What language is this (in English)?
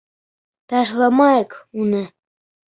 Bashkir